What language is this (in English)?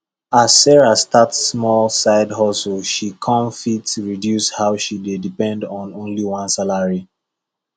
Nigerian Pidgin